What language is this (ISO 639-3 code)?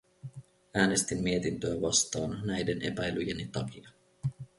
fin